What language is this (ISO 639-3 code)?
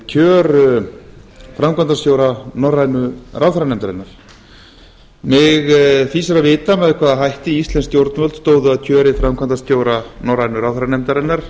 isl